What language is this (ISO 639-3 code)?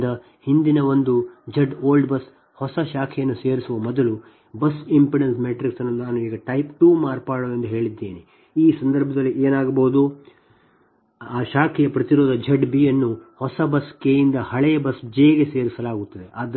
kan